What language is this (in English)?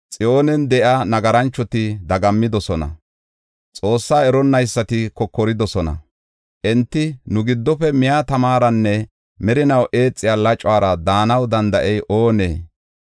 Gofa